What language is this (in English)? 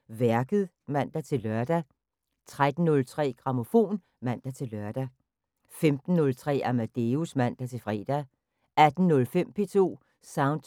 Danish